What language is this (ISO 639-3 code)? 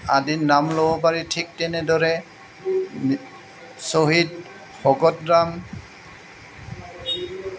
asm